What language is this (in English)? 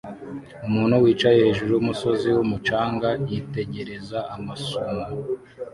Kinyarwanda